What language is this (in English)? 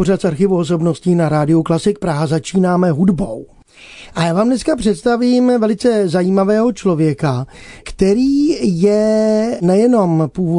Czech